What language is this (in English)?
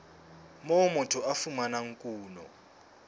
Southern Sotho